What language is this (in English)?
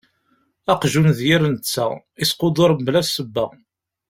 Kabyle